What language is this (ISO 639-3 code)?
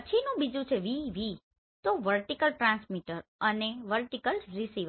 guj